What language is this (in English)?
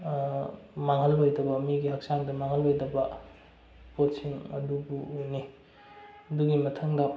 Manipuri